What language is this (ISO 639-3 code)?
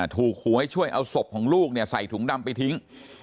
tha